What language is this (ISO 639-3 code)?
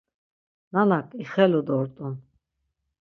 lzz